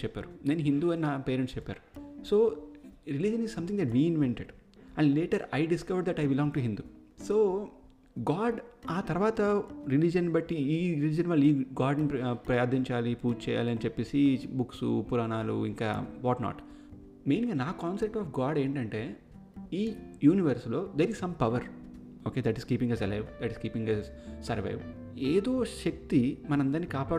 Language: Telugu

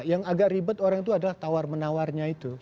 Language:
Indonesian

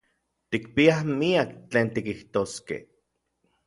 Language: Orizaba Nahuatl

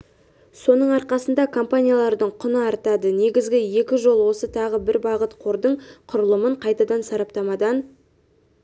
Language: Kazakh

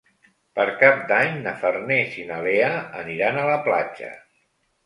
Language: Catalan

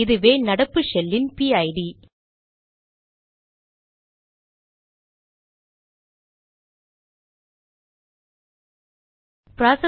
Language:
Tamil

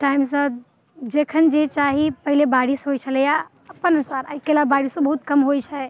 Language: Maithili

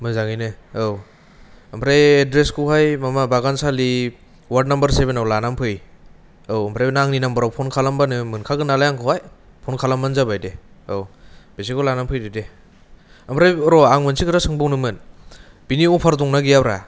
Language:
Bodo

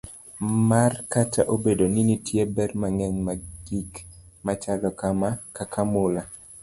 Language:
Luo (Kenya and Tanzania)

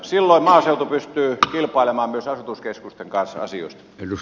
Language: Finnish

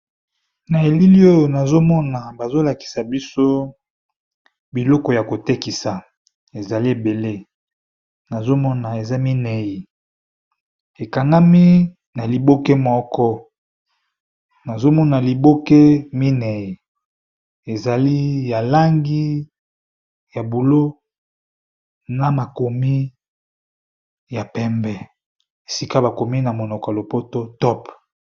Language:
Lingala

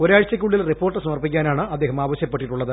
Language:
Malayalam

